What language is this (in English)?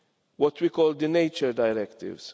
English